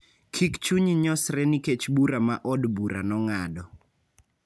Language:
Luo (Kenya and Tanzania)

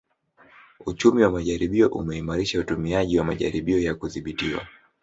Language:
Swahili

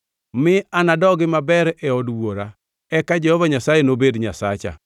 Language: Luo (Kenya and Tanzania)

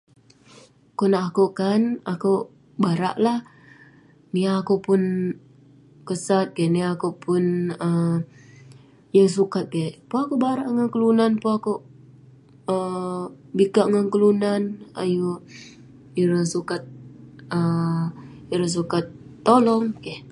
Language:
Western Penan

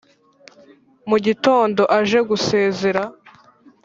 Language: Kinyarwanda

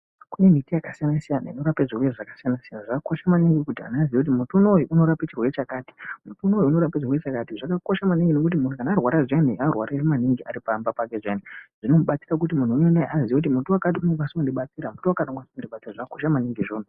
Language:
Ndau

